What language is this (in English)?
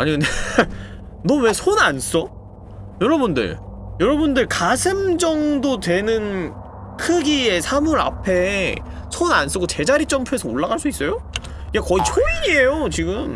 Korean